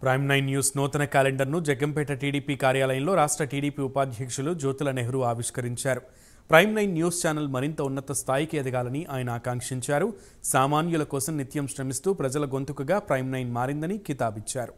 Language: Telugu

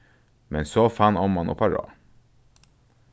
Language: Faroese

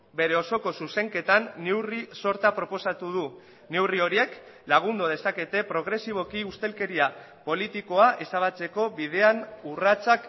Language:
Basque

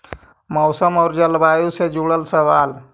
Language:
Magahi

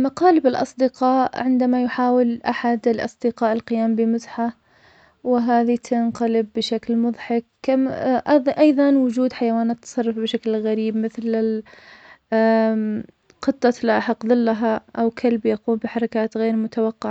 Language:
Omani Arabic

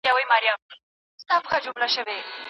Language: Pashto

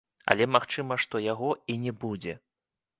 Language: Belarusian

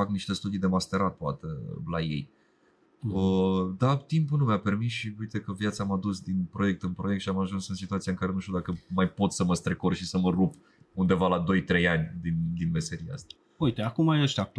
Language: Romanian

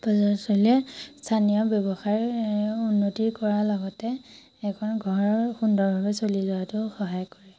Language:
Assamese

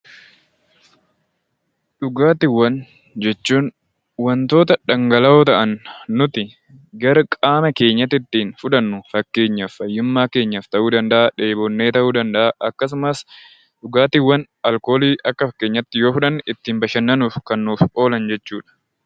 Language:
Oromo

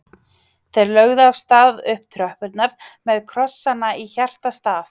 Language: Icelandic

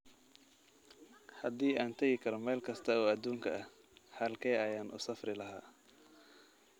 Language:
Somali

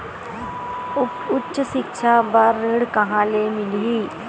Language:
Chhattisgarhi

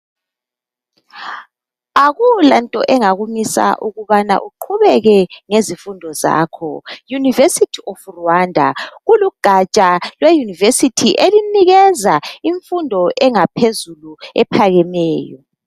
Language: North Ndebele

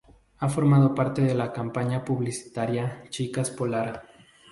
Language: Spanish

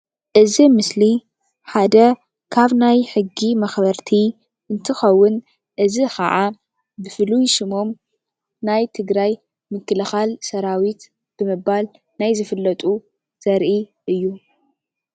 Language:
Tigrinya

